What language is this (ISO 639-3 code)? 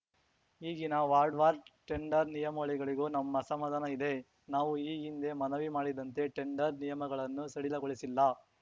kan